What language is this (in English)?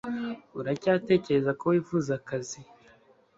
Kinyarwanda